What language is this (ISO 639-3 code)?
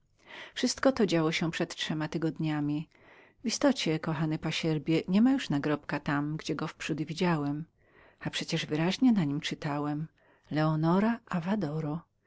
pol